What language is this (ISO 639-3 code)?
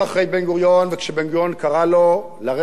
heb